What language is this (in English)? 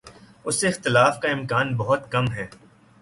Urdu